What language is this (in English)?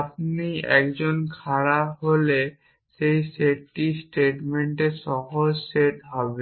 Bangla